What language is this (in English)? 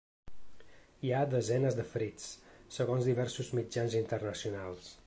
Catalan